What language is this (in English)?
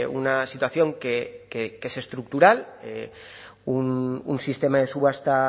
Spanish